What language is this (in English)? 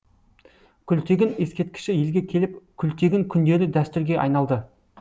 Kazakh